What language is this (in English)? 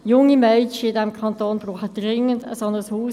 Swiss German